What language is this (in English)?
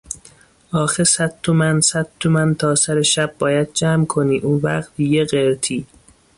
Persian